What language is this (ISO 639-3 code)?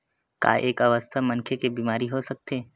hne